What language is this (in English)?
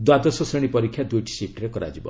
Odia